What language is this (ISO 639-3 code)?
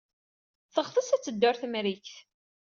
kab